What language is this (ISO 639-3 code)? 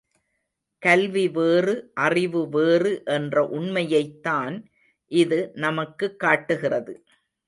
tam